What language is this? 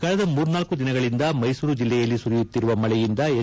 Kannada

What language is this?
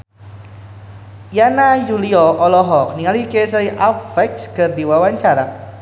Sundanese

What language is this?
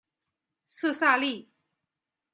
Chinese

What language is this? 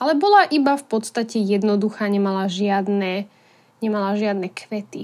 Slovak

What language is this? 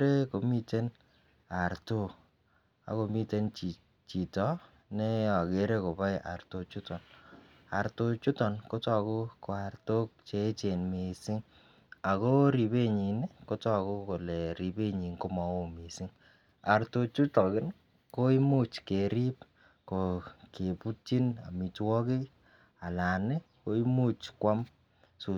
Kalenjin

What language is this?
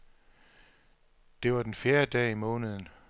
Danish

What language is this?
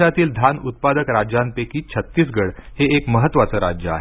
Marathi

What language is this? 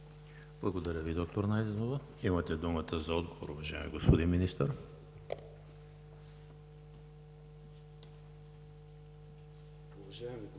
Bulgarian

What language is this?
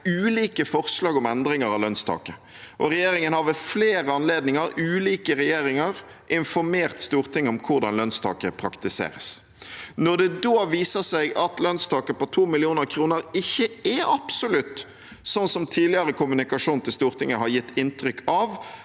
Norwegian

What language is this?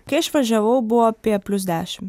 Lithuanian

